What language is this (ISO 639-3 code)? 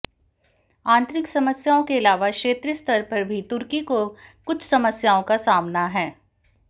hin